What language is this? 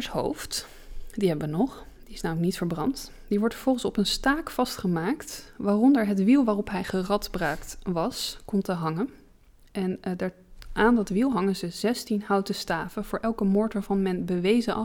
Dutch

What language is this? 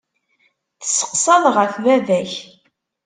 Kabyle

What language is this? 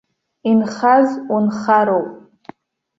Abkhazian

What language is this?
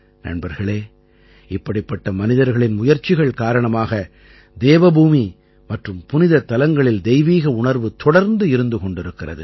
Tamil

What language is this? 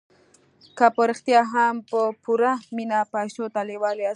Pashto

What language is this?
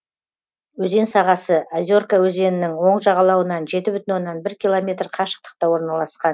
Kazakh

